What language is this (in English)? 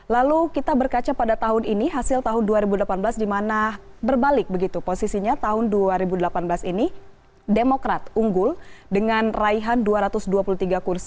Indonesian